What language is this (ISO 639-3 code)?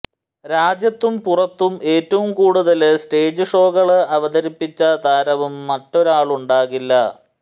mal